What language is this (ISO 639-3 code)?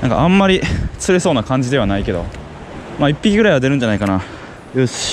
jpn